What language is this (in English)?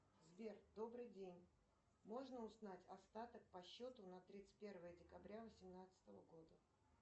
Russian